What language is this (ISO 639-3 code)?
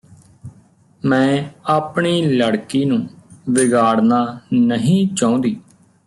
pan